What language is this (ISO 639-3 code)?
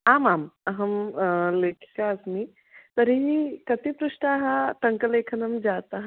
san